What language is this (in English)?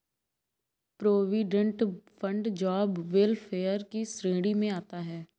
Hindi